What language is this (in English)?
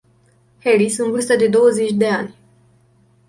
Romanian